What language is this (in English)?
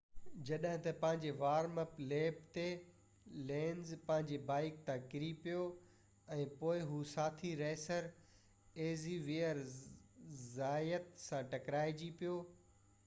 Sindhi